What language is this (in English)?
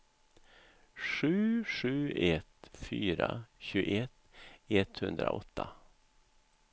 Swedish